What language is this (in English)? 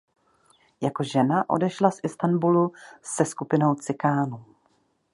Czech